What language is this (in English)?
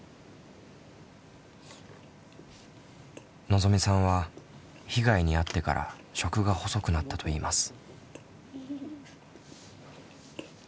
Japanese